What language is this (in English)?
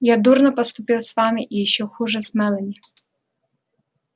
Russian